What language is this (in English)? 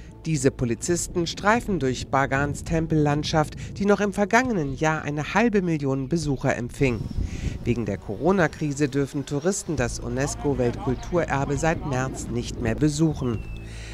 German